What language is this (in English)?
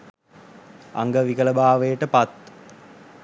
Sinhala